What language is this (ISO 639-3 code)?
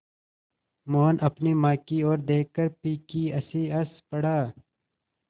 hin